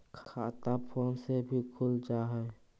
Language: Magahi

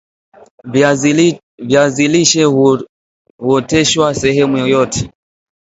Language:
Swahili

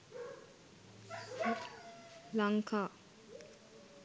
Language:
Sinhala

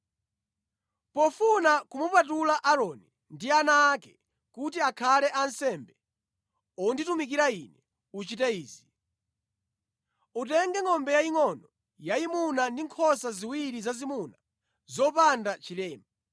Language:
Nyanja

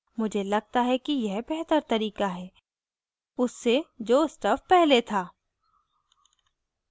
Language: Hindi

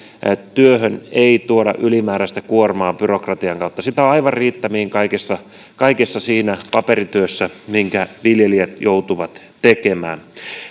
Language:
Finnish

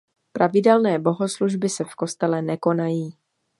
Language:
Czech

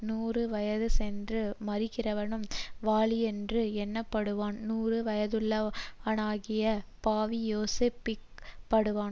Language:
Tamil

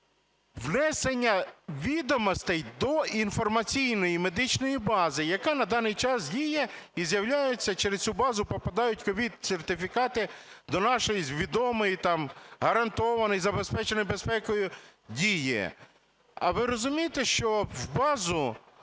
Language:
Ukrainian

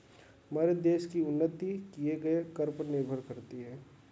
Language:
Hindi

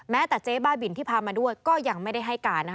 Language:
Thai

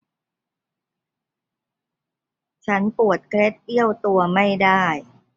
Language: Thai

